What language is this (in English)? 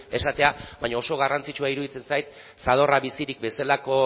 Basque